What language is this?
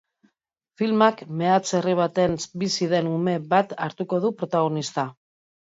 Basque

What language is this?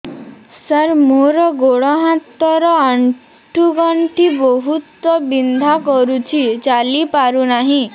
Odia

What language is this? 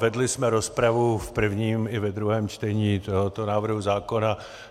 Czech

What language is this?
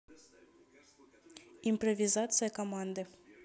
Russian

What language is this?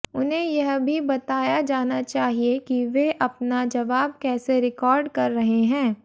Hindi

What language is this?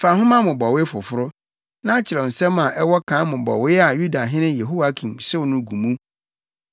Akan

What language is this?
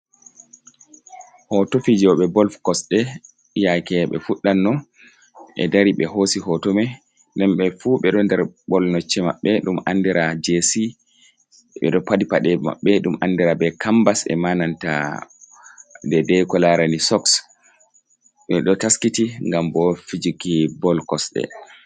Fula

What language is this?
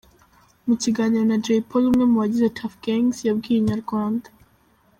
Kinyarwanda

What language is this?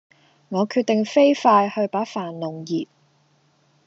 Cantonese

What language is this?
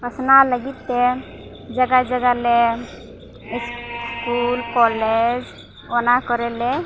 Santali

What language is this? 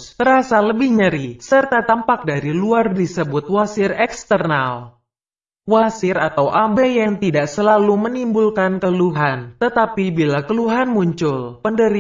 Indonesian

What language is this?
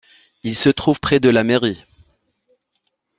French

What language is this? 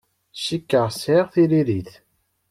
Kabyle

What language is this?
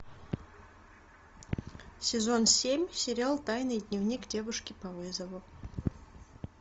Russian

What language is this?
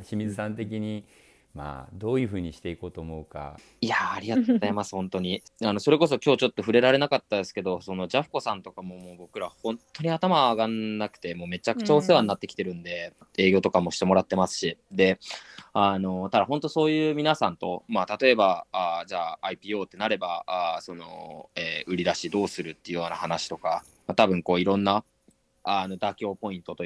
Japanese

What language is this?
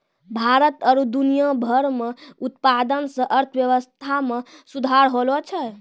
Maithili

